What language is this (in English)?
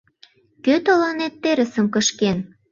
Mari